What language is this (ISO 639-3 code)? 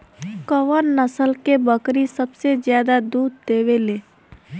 bho